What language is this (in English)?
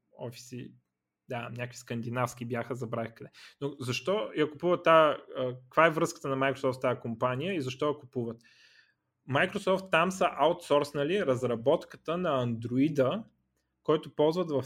Bulgarian